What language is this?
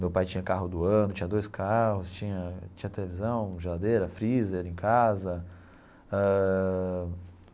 Portuguese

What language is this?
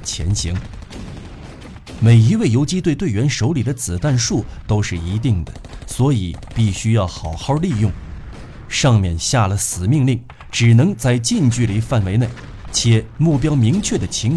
Chinese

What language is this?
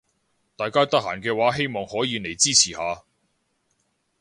Cantonese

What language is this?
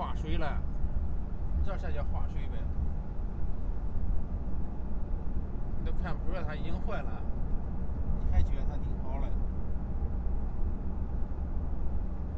Chinese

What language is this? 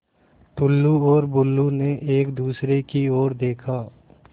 Hindi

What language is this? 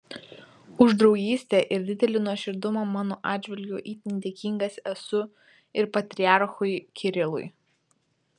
Lithuanian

